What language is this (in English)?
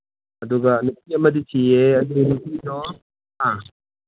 Manipuri